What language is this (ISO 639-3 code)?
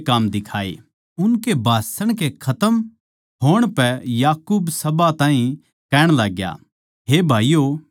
bgc